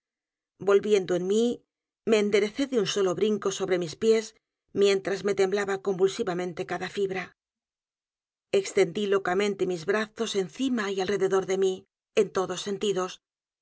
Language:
Spanish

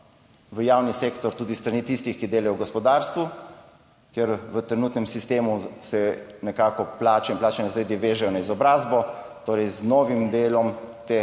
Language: Slovenian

